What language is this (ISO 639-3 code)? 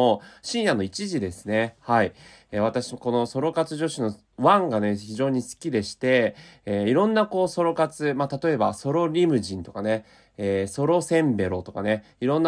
jpn